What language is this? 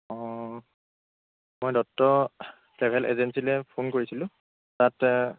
Assamese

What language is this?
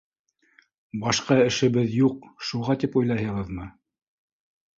Bashkir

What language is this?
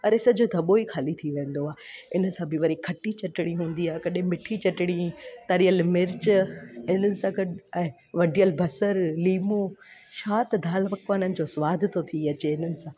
Sindhi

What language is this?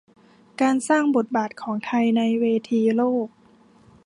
Thai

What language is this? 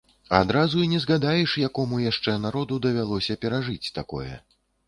Belarusian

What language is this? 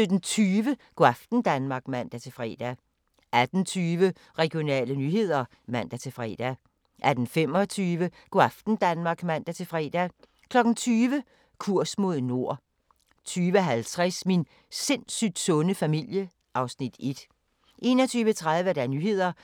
Danish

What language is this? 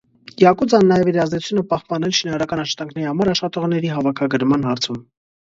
Armenian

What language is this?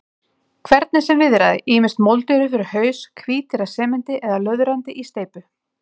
Icelandic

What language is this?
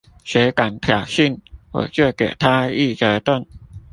Chinese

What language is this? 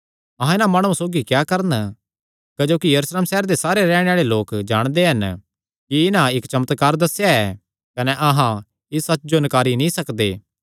Kangri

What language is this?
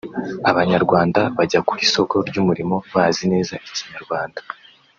Kinyarwanda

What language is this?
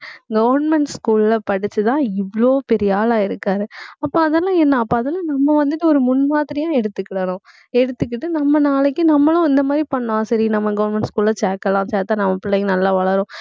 Tamil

